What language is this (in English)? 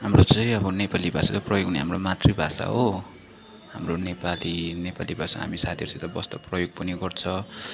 Nepali